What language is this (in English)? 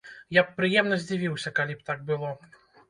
Belarusian